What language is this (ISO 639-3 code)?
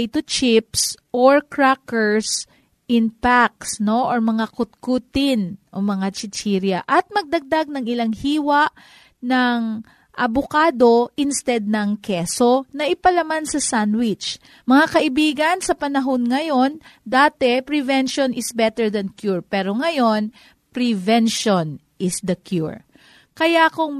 fil